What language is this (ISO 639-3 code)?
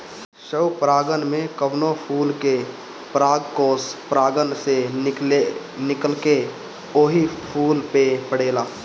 bho